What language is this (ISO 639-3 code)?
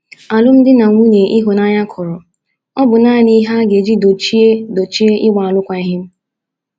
ibo